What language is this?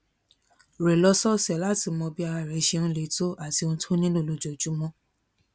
Yoruba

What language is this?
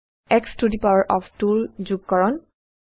Assamese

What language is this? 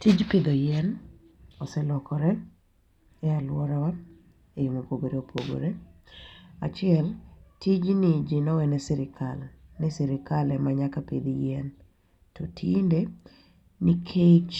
Luo (Kenya and Tanzania)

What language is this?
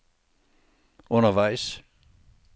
Danish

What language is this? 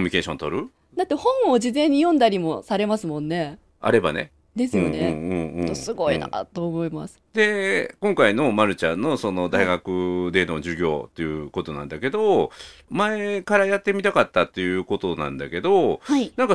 Japanese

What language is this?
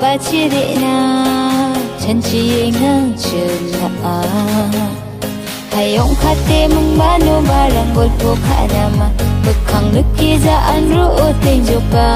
Thai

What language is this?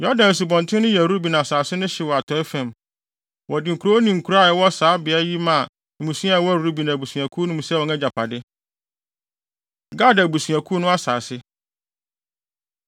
Akan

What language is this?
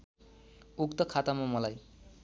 Nepali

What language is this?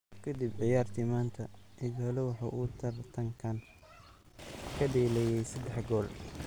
Somali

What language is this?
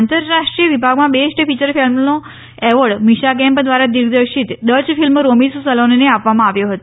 Gujarati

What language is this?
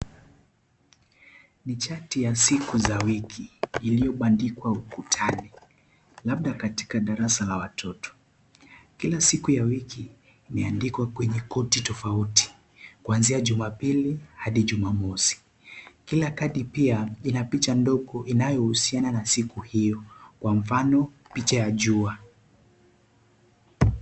Swahili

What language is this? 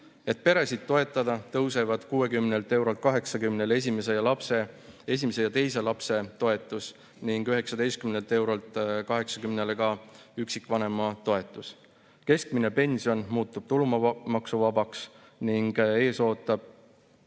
Estonian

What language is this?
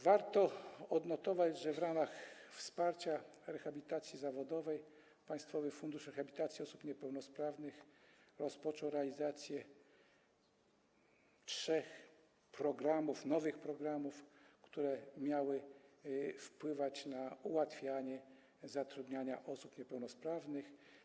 Polish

